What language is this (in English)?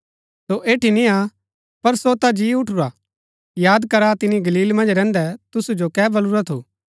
Gaddi